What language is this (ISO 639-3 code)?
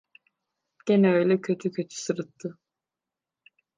tur